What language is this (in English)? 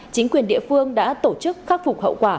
Vietnamese